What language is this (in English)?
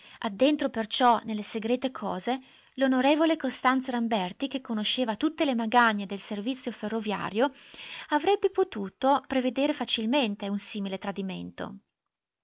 Italian